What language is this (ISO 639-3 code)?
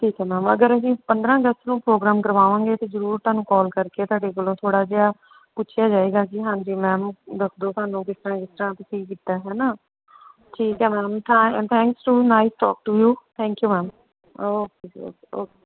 pan